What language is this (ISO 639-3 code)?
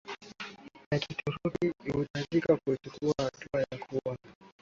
swa